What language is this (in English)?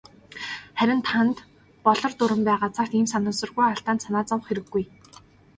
Mongolian